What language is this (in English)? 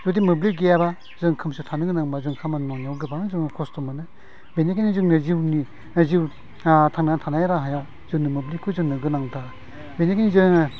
Bodo